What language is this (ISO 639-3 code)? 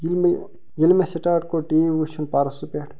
kas